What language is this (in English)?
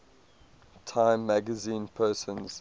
English